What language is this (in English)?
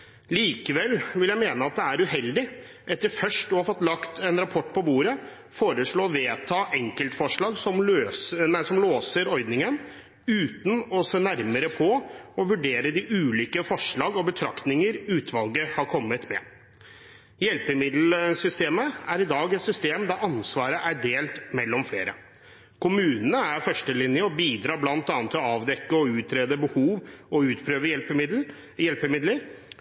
Norwegian Bokmål